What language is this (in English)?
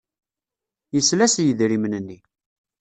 Kabyle